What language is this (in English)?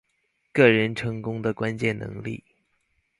Chinese